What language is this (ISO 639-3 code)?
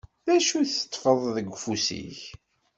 kab